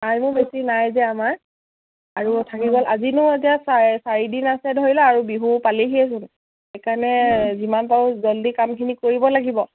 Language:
Assamese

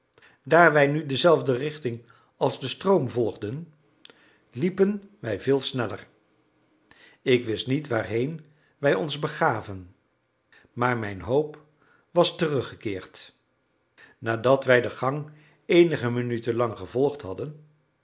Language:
Dutch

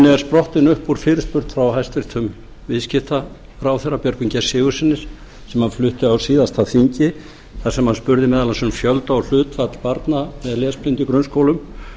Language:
Icelandic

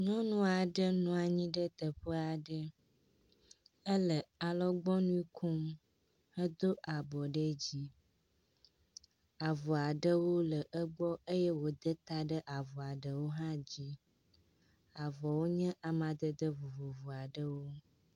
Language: Ewe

